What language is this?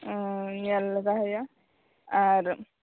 Santali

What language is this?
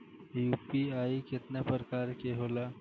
Bhojpuri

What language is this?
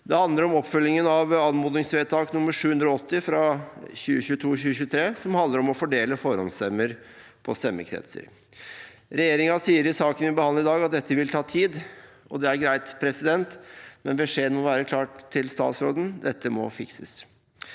Norwegian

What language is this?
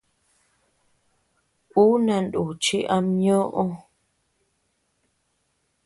Tepeuxila Cuicatec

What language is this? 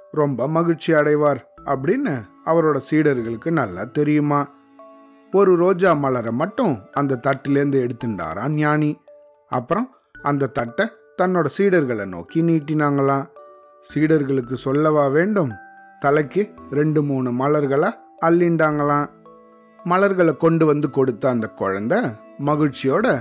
Tamil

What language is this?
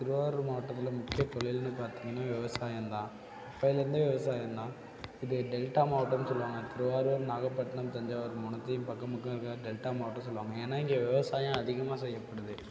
Tamil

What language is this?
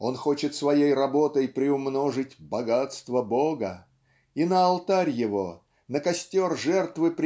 Russian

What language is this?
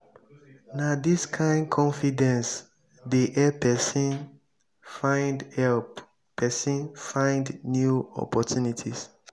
Nigerian Pidgin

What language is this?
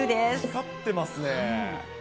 Japanese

